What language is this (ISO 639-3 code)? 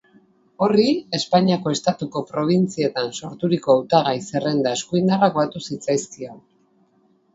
eus